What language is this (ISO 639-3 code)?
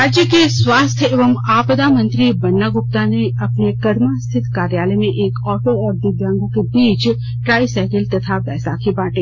hin